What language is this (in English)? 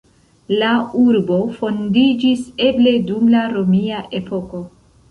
Esperanto